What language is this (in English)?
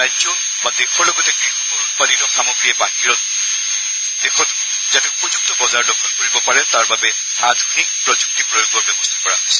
Assamese